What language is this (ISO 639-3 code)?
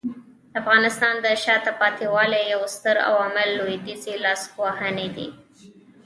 pus